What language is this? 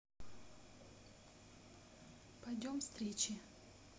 Russian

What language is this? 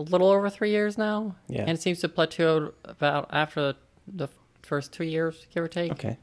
English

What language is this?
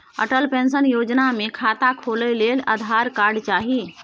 Maithili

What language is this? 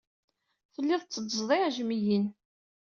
Kabyle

